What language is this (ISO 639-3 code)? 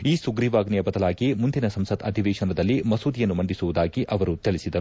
kan